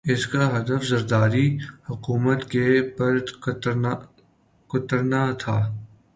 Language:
Urdu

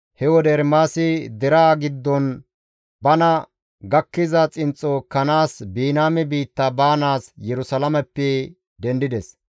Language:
Gamo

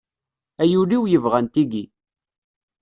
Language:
Kabyle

